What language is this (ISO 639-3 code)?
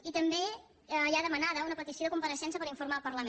cat